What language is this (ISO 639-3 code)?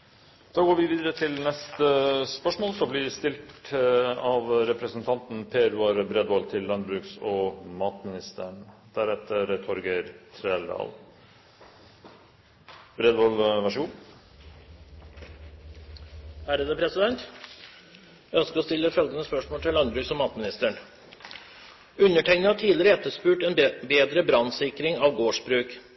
nor